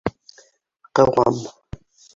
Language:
Bashkir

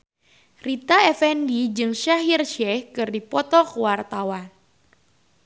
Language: Sundanese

